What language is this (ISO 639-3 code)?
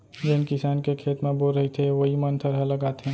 hne